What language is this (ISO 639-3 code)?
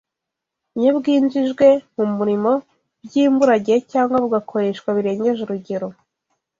kin